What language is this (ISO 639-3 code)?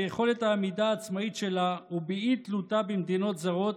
heb